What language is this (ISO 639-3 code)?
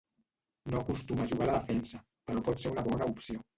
cat